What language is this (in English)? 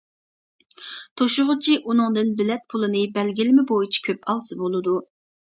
Uyghur